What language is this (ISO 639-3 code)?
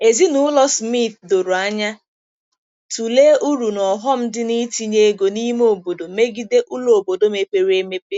ibo